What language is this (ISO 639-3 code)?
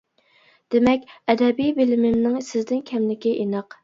uig